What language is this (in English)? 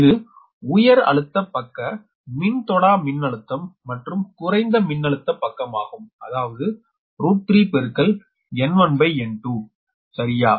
Tamil